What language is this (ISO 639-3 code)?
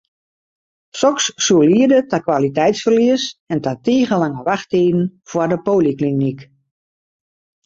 fry